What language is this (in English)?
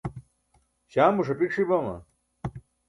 Burushaski